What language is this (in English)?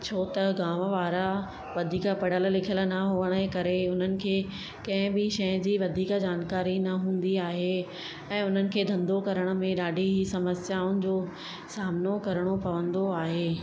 Sindhi